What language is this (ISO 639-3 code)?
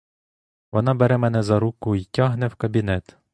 ukr